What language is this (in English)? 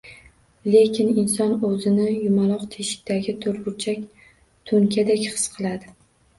Uzbek